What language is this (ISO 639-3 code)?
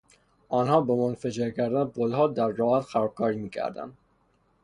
fas